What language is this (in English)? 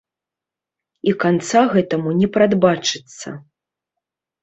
Belarusian